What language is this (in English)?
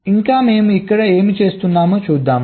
Telugu